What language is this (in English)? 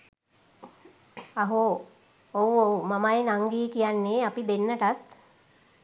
Sinhala